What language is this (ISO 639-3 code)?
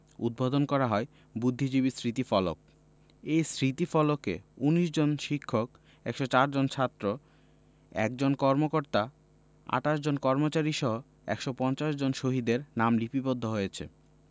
ben